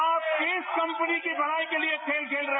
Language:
Hindi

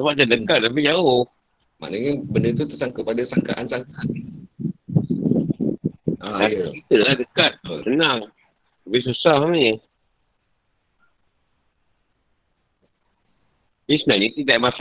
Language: Malay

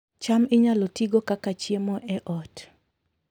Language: Luo (Kenya and Tanzania)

